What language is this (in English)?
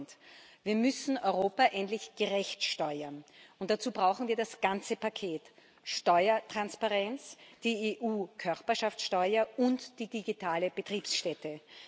German